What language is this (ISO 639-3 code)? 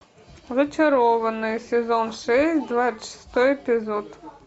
rus